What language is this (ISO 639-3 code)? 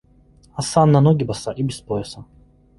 rus